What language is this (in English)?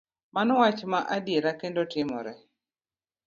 Luo (Kenya and Tanzania)